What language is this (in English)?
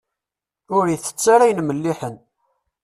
Kabyle